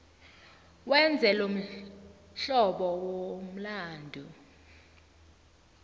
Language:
South Ndebele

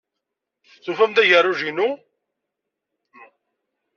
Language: Kabyle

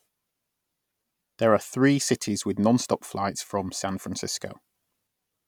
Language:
English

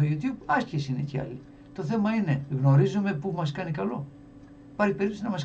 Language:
Greek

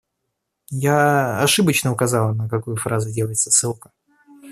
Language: Russian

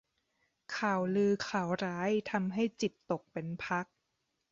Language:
Thai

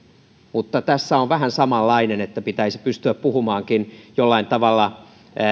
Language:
Finnish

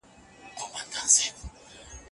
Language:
Pashto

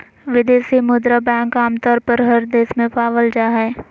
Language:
Magahi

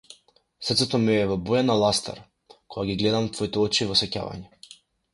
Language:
Macedonian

